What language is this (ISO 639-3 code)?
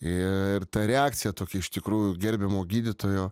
lit